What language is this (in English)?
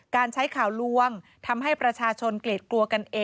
Thai